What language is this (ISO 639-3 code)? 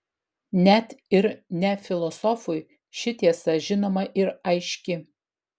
lit